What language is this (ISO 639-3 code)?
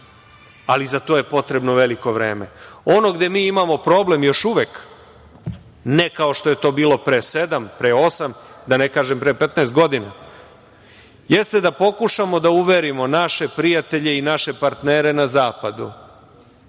srp